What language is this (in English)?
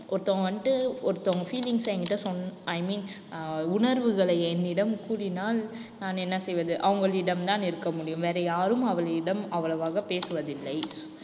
Tamil